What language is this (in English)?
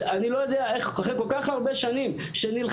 Hebrew